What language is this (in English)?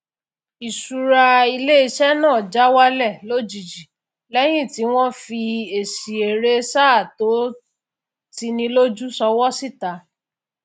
Yoruba